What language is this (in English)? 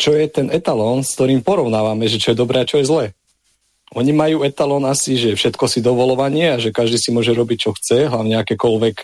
Slovak